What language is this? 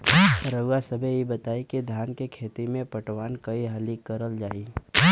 Bhojpuri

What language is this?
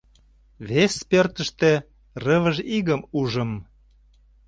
Mari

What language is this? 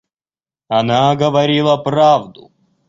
Russian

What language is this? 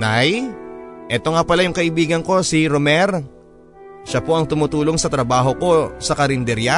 Filipino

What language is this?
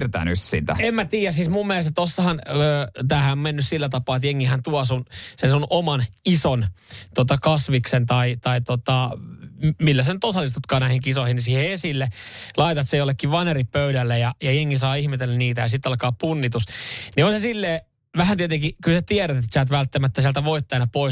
Finnish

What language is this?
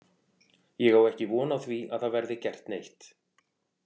Icelandic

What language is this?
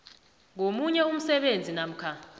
South Ndebele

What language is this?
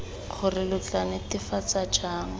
Tswana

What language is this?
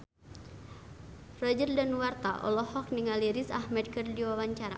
Sundanese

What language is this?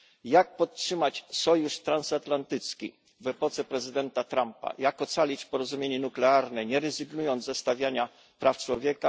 Polish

